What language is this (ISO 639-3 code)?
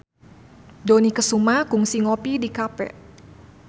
sun